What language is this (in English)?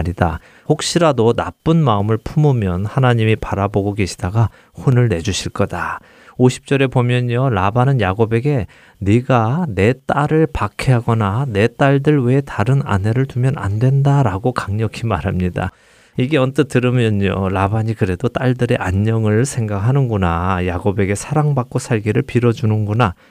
Korean